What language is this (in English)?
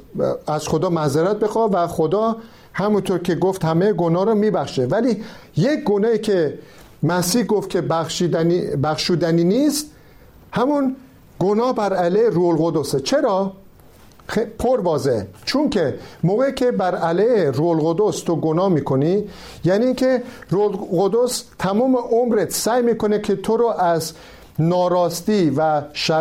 Persian